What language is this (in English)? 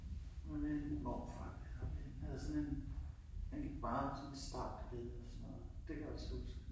Danish